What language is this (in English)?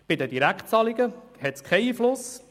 Swiss German